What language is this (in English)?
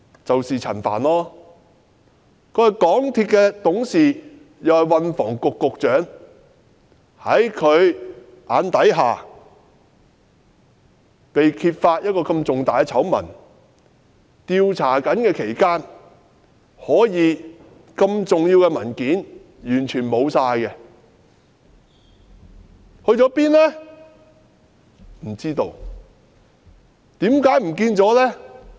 Cantonese